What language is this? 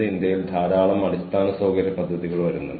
Malayalam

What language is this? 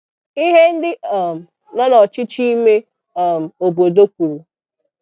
Igbo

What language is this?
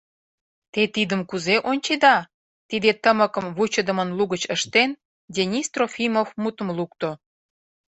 Mari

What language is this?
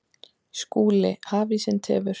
Icelandic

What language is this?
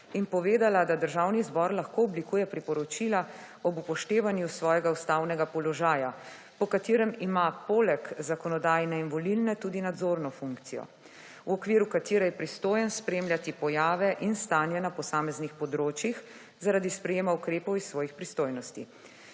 Slovenian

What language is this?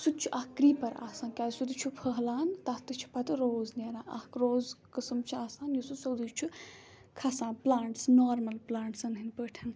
Kashmiri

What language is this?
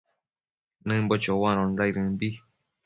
Matsés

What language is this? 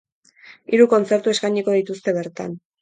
Basque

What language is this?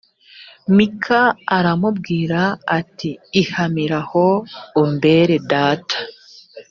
Kinyarwanda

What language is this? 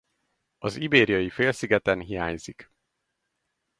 Hungarian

